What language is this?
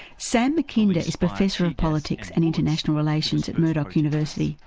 English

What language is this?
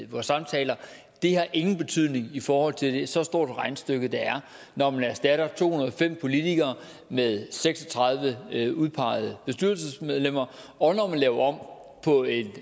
Danish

